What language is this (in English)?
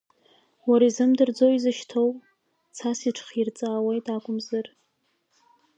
Abkhazian